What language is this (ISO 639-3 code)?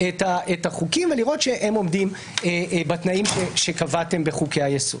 heb